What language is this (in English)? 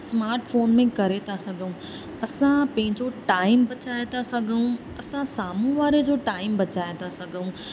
Sindhi